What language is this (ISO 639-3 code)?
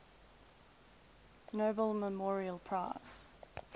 eng